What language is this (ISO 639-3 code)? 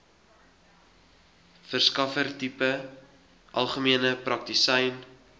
afr